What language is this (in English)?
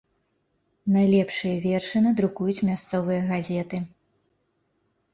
Belarusian